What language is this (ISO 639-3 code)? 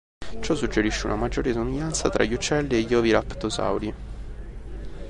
ita